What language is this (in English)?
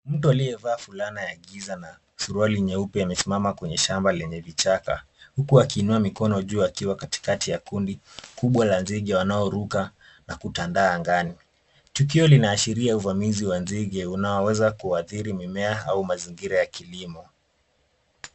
Swahili